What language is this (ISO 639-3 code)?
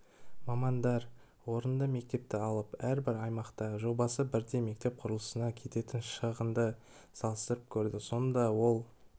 kaz